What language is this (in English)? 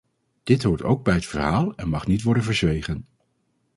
Dutch